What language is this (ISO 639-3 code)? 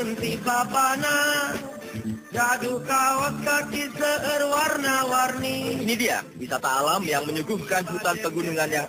ind